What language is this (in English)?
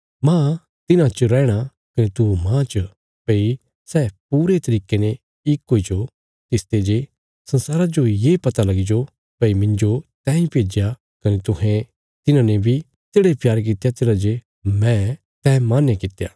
Bilaspuri